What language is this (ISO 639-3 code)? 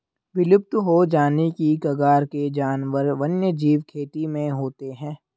hin